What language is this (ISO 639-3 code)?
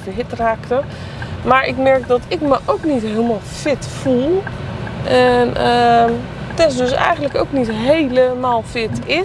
nld